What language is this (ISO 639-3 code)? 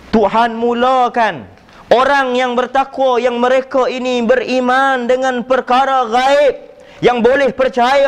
msa